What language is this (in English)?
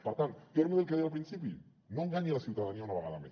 Catalan